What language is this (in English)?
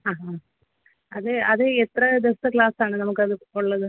Malayalam